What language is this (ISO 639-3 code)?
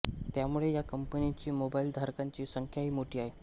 mar